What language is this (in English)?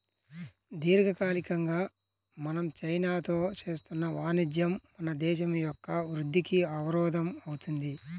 Telugu